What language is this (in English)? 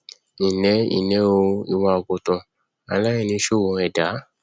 Yoruba